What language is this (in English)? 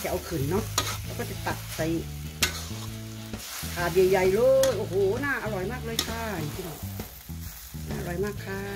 Thai